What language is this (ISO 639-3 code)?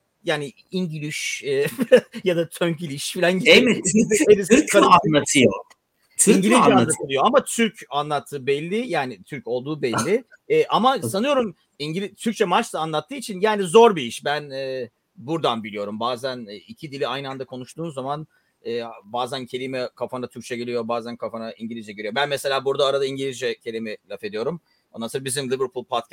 tur